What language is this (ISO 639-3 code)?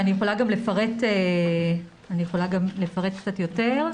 heb